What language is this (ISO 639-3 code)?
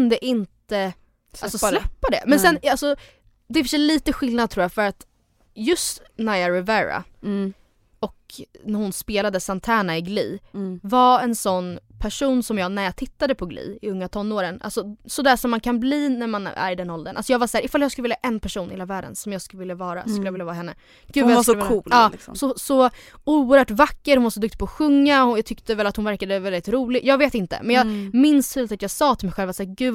swe